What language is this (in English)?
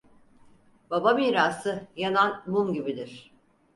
Turkish